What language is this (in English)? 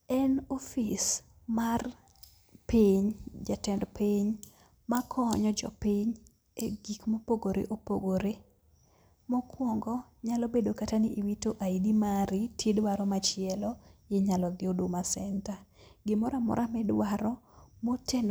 Luo (Kenya and Tanzania)